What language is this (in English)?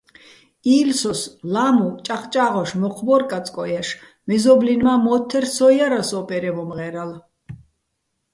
Bats